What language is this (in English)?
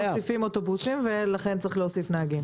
Hebrew